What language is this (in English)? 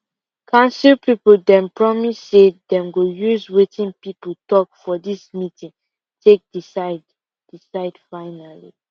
Nigerian Pidgin